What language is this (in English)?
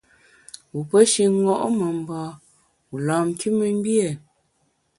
Bamun